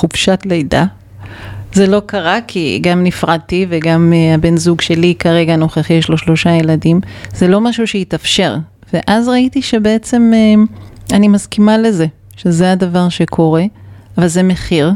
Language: Hebrew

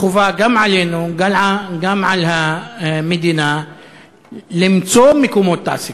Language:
Hebrew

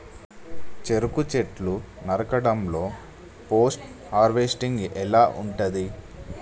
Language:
Telugu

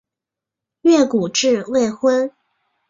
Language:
Chinese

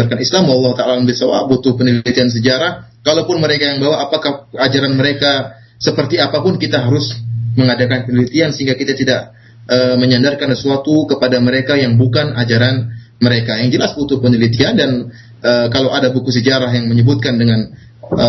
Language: Malay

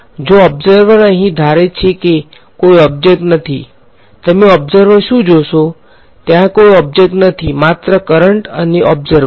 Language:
Gujarati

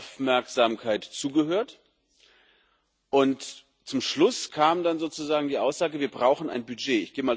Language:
German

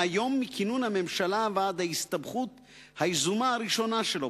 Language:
Hebrew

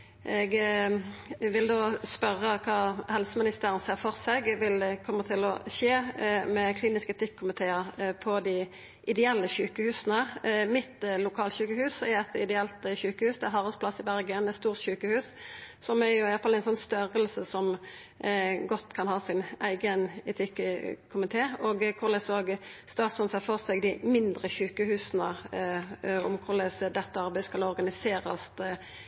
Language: Norwegian Nynorsk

